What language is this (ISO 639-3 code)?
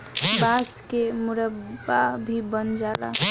bho